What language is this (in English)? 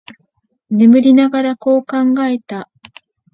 Japanese